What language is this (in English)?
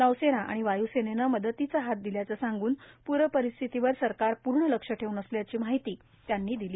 Marathi